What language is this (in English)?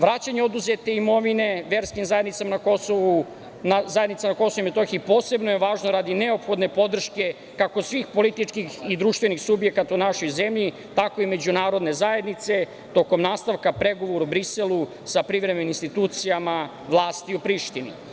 Serbian